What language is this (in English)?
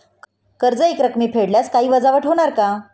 Marathi